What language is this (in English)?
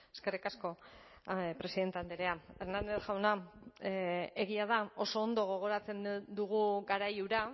Basque